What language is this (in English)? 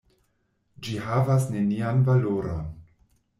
Esperanto